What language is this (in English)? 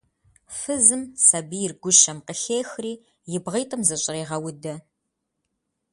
Kabardian